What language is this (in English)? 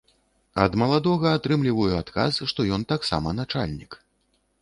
Belarusian